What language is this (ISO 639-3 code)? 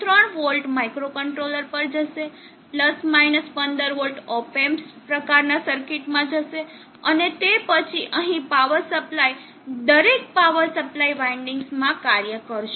guj